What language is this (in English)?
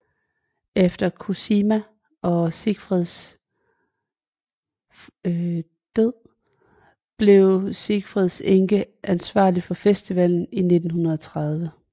Danish